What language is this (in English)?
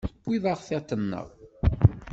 Kabyle